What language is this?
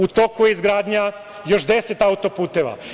Serbian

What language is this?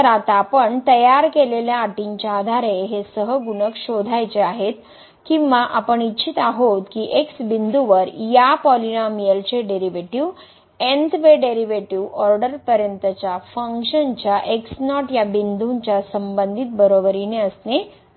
Marathi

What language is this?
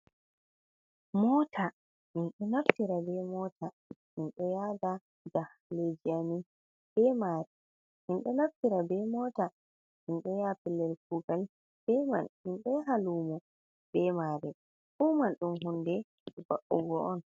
Fula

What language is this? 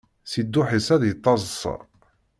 Kabyle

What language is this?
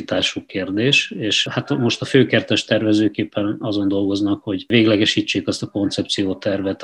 Hungarian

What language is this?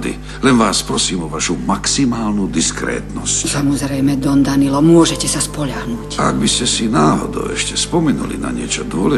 Czech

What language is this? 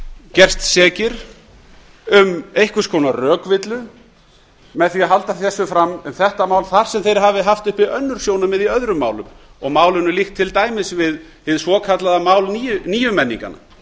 Icelandic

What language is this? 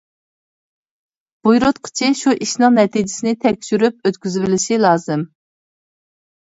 Uyghur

